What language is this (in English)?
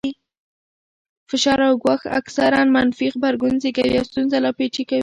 Pashto